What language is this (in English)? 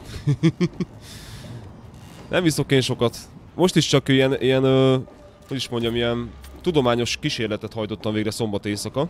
Hungarian